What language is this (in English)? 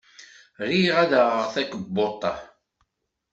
Kabyle